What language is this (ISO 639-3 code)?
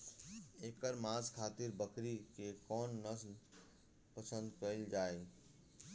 bho